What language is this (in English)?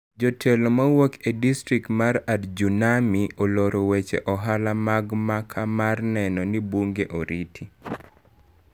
Luo (Kenya and Tanzania)